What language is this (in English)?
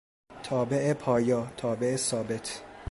Persian